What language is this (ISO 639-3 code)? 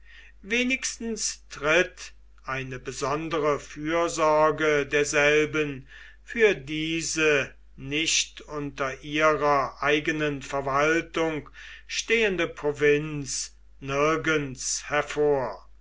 deu